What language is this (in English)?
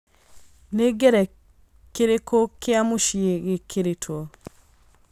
Kikuyu